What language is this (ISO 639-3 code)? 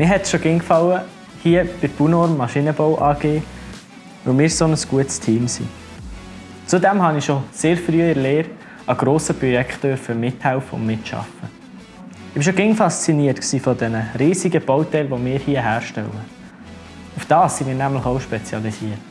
deu